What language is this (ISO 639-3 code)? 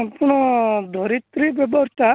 ori